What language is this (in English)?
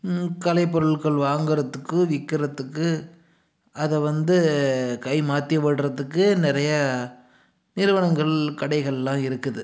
Tamil